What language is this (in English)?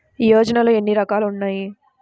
Telugu